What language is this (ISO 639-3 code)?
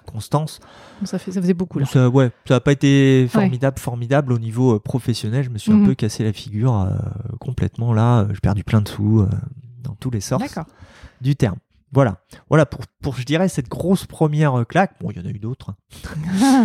fra